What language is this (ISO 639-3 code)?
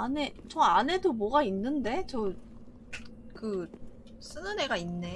kor